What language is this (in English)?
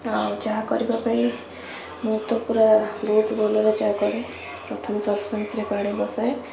Odia